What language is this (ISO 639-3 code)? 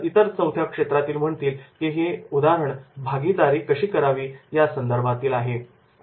mar